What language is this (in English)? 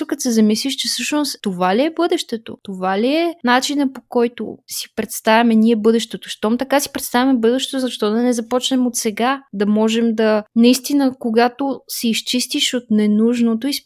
Bulgarian